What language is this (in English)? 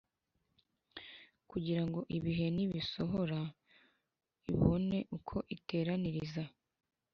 Kinyarwanda